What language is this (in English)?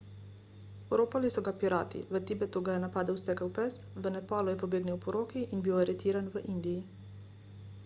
Slovenian